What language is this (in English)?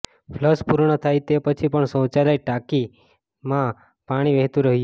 Gujarati